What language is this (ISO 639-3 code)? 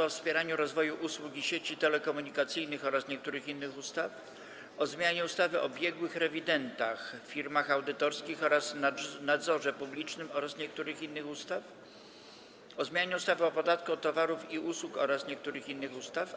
pol